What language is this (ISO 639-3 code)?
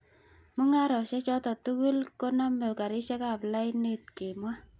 kln